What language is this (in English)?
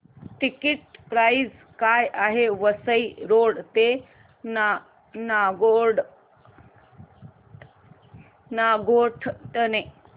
Marathi